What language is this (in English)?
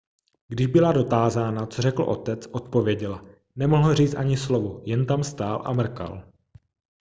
Czech